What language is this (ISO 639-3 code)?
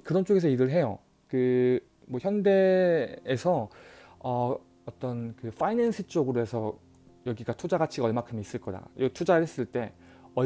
kor